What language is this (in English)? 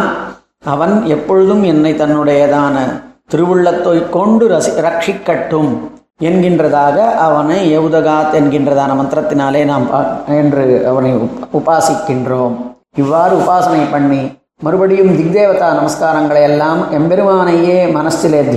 Tamil